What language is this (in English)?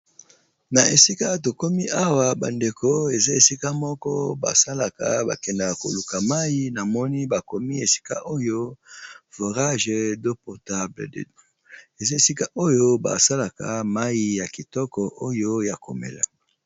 Lingala